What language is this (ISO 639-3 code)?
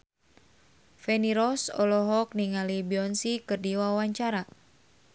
sun